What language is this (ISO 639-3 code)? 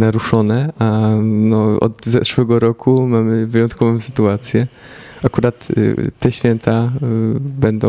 pol